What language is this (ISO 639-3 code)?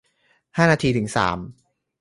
tha